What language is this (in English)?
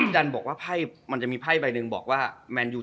Thai